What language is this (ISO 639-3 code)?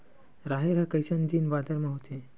hne